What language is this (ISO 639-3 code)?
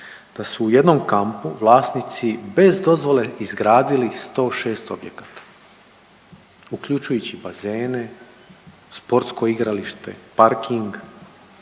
hrv